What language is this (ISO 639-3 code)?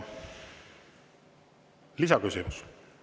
est